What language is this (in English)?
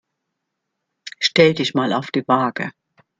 German